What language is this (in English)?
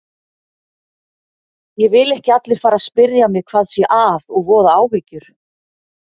Icelandic